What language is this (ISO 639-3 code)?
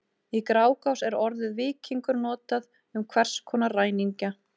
isl